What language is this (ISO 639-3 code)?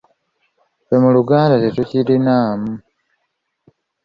lug